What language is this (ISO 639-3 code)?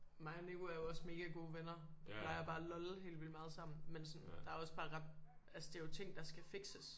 dan